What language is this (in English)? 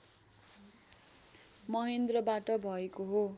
Nepali